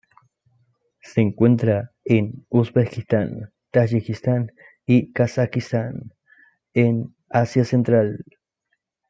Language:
Spanish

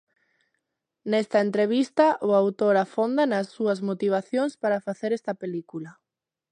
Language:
Galician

